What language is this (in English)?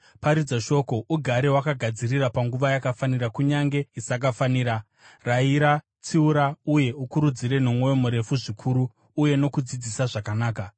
Shona